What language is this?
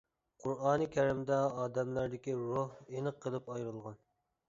Uyghur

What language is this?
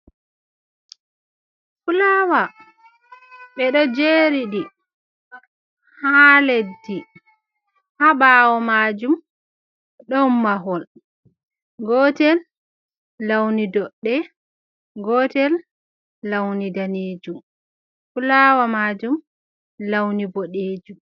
Fula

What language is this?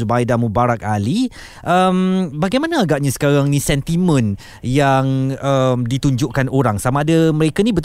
Malay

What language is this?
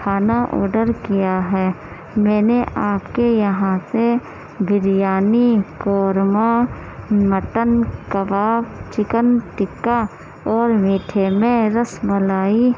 Urdu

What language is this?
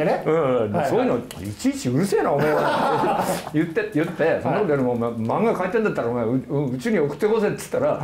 Japanese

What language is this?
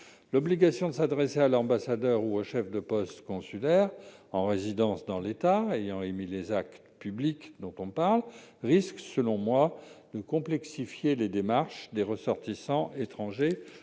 French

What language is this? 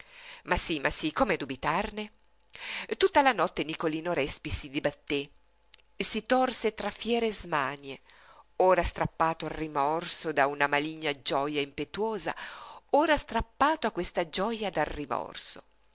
Italian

